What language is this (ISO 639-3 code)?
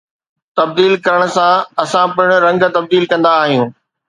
snd